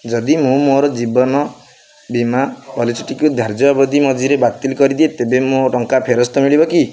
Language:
Odia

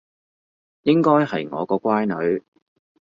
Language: Cantonese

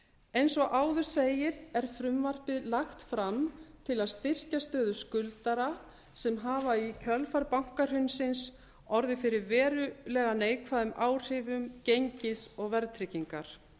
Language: Icelandic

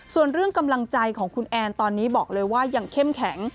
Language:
Thai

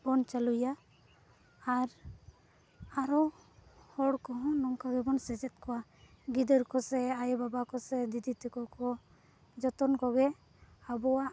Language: Santali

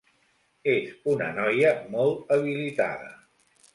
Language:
Catalan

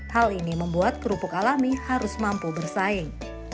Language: Indonesian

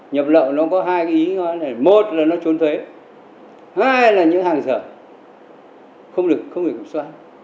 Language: Vietnamese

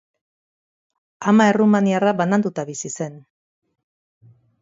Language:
Basque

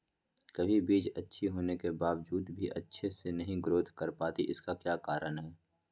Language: Magahi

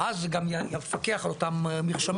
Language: Hebrew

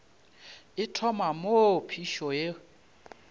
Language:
Northern Sotho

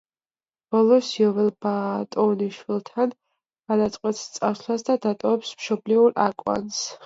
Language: Georgian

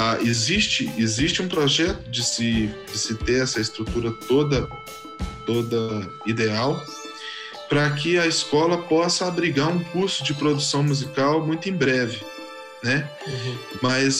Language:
Portuguese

